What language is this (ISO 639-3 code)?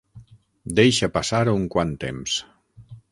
cat